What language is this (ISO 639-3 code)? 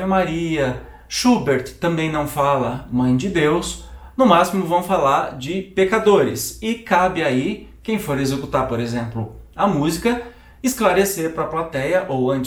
por